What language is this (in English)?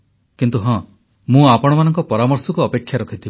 Odia